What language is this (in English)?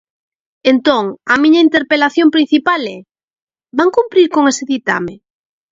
Galician